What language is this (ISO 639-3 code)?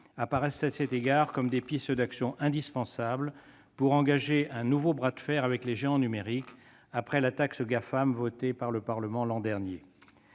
fra